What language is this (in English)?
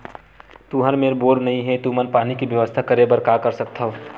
Chhattisgarhi